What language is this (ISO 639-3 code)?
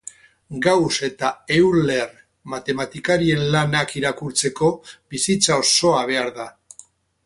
eus